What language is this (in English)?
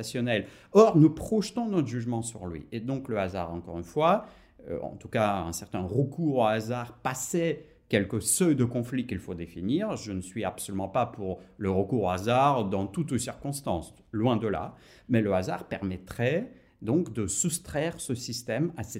French